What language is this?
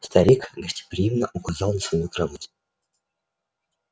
Russian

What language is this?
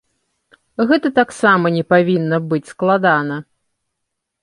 Belarusian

